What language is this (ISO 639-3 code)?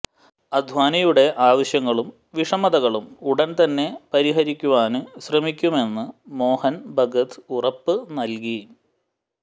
mal